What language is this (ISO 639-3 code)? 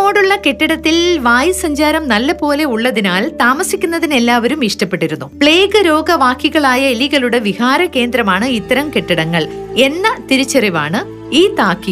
mal